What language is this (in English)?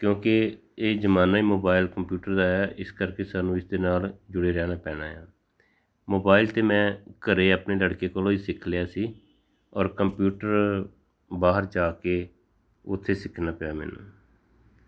Punjabi